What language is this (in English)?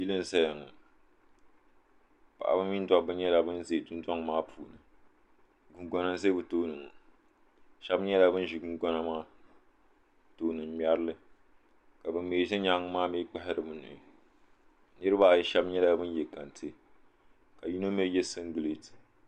Dagbani